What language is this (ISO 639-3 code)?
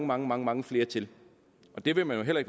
dan